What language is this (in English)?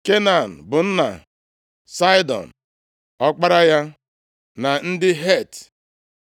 Igbo